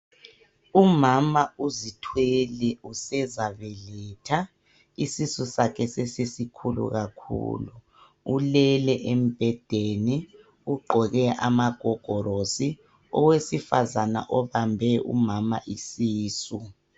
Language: North Ndebele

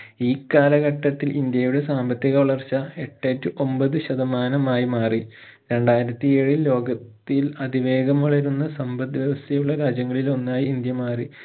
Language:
Malayalam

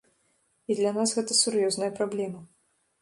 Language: Belarusian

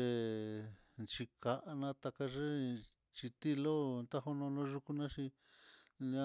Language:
Mitlatongo Mixtec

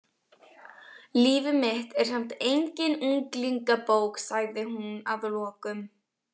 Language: Icelandic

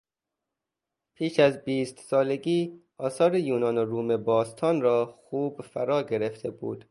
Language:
Persian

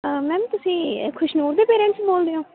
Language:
Punjabi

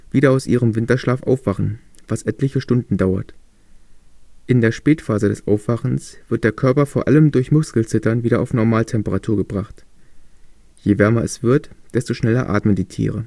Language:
German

